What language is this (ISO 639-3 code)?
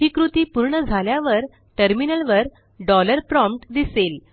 mar